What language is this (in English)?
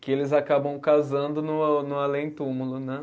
Portuguese